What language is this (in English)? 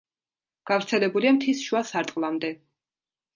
Georgian